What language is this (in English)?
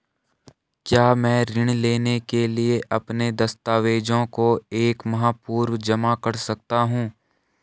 Hindi